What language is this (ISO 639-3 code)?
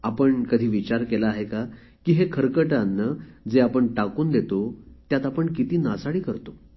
mar